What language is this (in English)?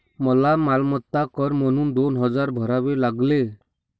Marathi